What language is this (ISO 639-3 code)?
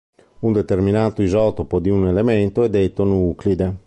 ita